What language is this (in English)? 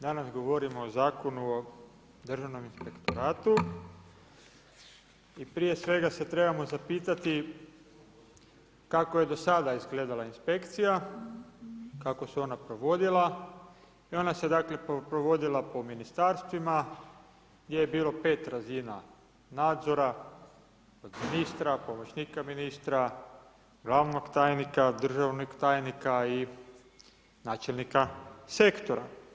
Croatian